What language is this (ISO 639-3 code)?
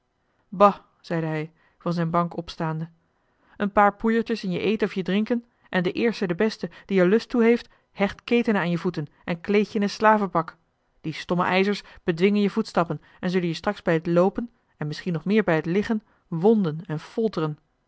nld